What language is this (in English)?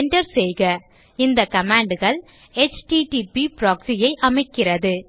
Tamil